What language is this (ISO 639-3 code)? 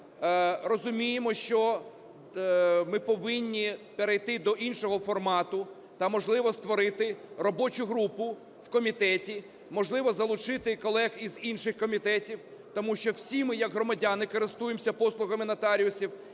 ukr